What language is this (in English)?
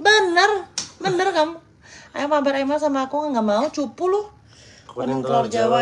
Indonesian